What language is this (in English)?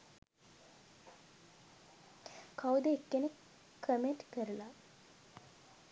Sinhala